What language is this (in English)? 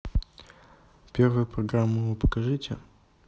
Russian